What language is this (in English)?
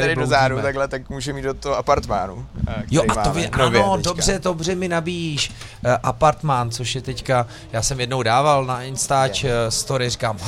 Czech